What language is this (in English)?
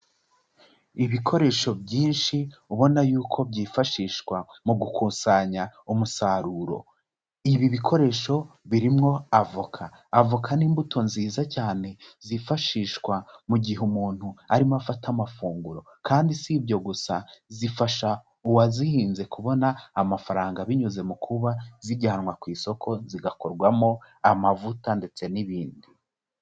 Kinyarwanda